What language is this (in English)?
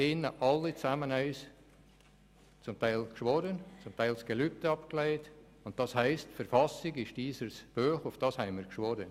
Swiss German